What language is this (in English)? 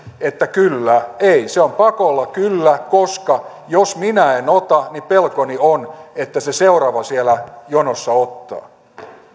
Finnish